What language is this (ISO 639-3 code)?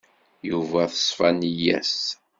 kab